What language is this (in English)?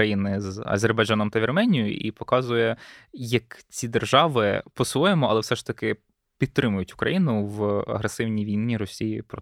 Ukrainian